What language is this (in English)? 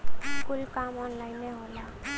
Bhojpuri